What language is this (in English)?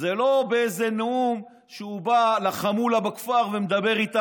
Hebrew